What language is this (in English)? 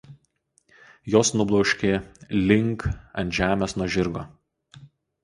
Lithuanian